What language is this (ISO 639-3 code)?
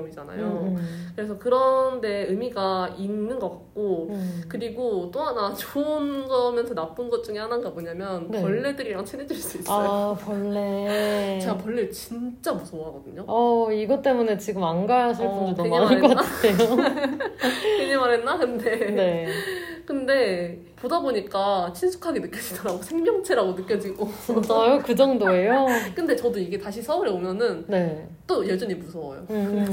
kor